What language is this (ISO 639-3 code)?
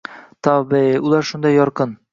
uzb